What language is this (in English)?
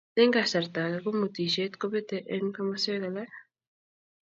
Kalenjin